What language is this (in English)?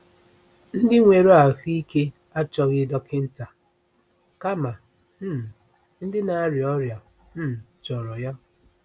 Igbo